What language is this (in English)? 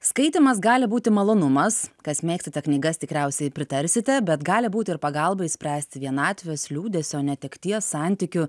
Lithuanian